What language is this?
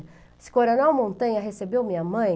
Portuguese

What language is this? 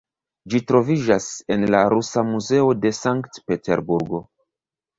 Esperanto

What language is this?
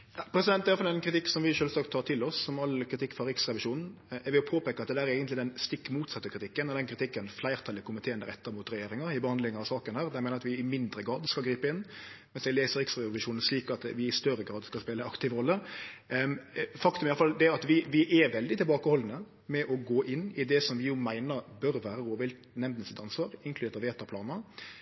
Norwegian Nynorsk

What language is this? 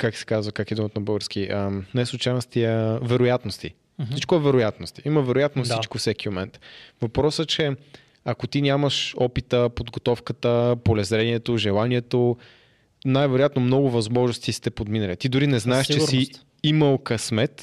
Bulgarian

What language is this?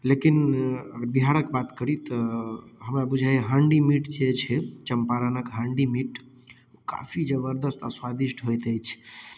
Maithili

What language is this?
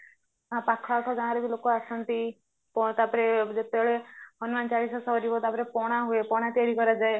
Odia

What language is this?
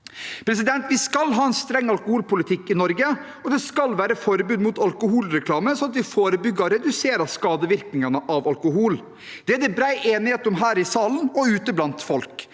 Norwegian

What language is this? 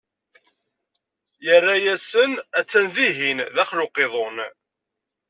Kabyle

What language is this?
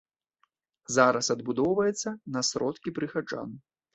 Belarusian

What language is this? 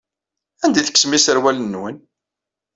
Kabyle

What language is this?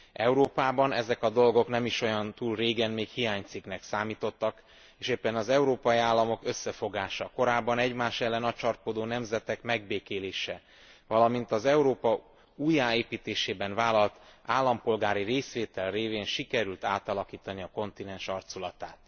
Hungarian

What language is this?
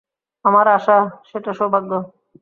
Bangla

